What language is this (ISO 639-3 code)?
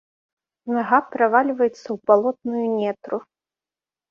bel